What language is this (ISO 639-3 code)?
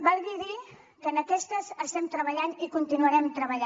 cat